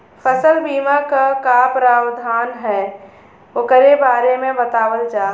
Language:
Bhojpuri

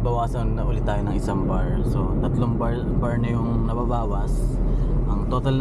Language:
Filipino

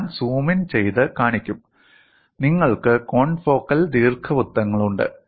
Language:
Malayalam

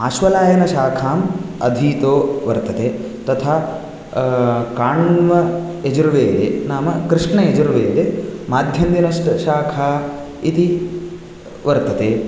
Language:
Sanskrit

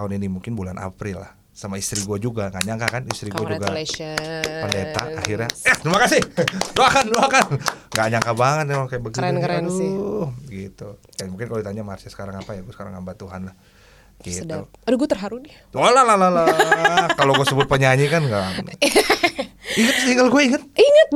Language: Indonesian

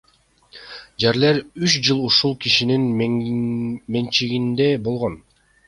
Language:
Kyrgyz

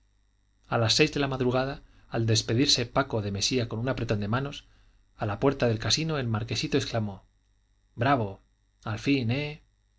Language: Spanish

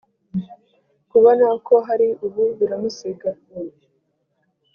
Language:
Kinyarwanda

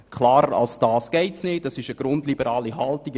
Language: Swiss German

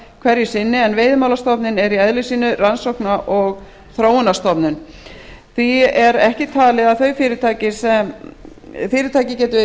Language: Icelandic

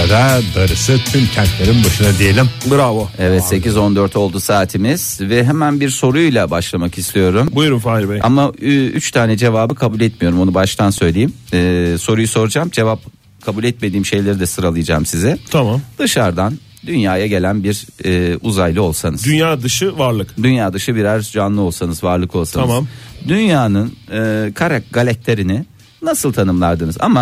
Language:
Turkish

